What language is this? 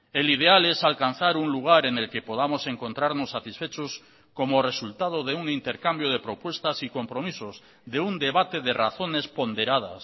Spanish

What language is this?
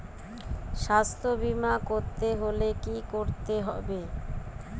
Bangla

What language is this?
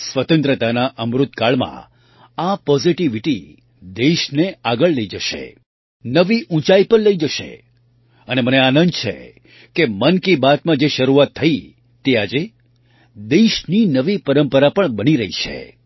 Gujarati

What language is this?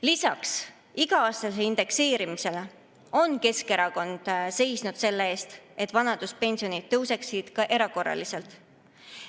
Estonian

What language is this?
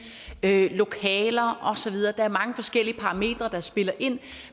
Danish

